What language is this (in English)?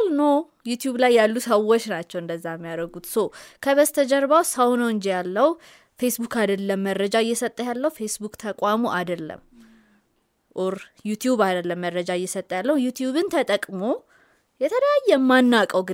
Amharic